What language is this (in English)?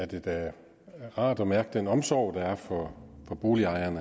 Danish